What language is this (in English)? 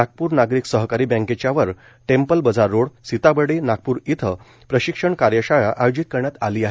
Marathi